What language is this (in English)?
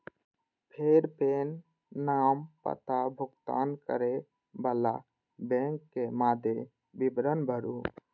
Maithili